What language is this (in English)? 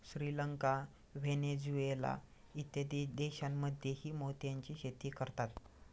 Marathi